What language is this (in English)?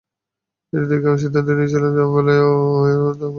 Bangla